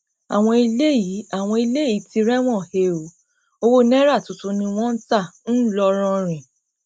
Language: Yoruba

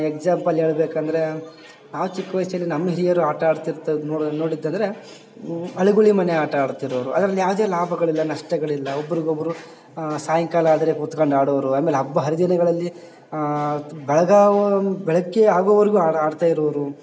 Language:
Kannada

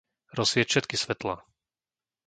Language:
Slovak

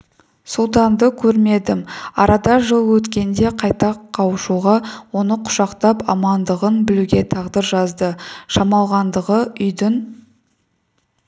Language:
Kazakh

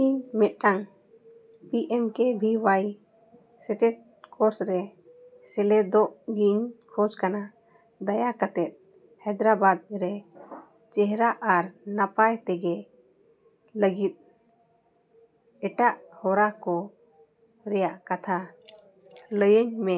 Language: Santali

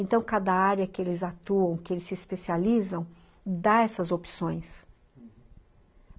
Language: Portuguese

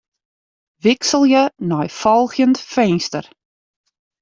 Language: Western Frisian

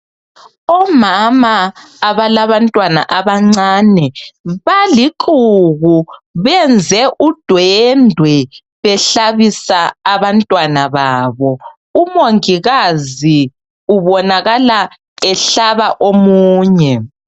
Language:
North Ndebele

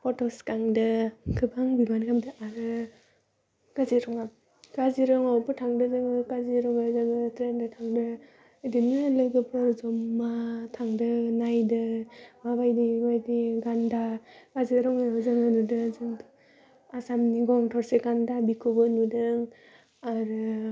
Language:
Bodo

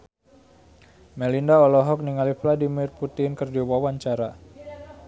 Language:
Sundanese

